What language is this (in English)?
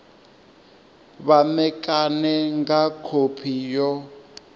Venda